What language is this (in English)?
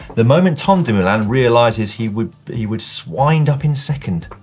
English